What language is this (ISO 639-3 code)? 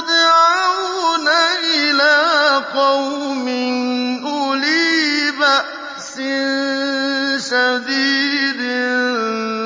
ara